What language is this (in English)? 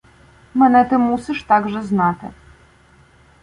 Ukrainian